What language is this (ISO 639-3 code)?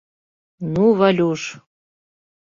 chm